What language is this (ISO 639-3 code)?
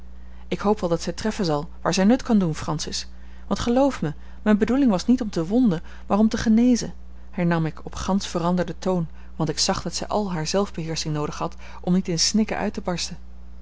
nld